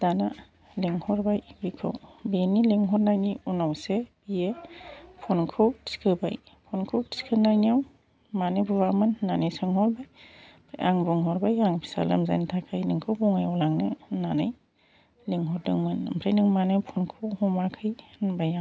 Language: Bodo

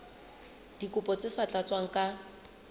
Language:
Southern Sotho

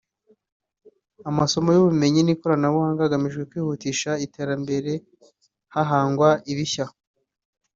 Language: Kinyarwanda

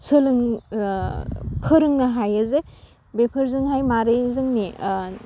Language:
Bodo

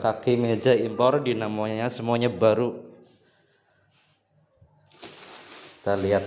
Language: Indonesian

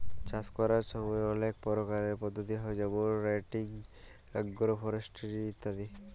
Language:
Bangla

